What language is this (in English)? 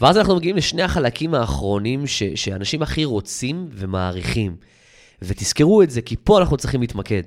Hebrew